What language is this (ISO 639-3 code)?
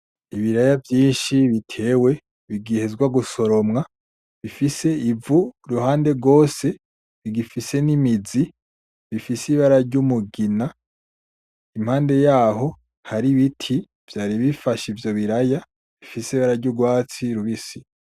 run